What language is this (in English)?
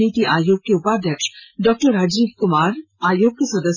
Hindi